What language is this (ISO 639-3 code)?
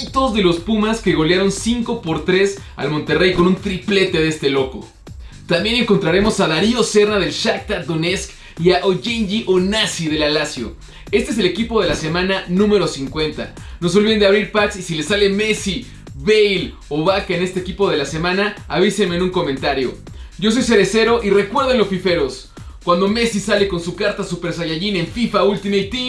spa